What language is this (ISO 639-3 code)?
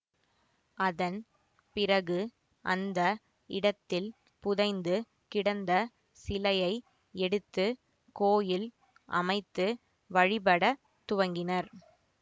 tam